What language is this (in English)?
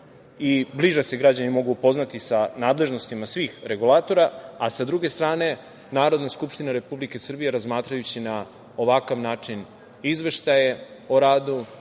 Serbian